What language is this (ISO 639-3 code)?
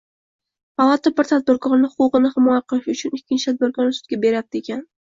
uzb